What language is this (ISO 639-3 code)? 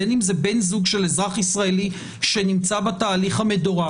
heb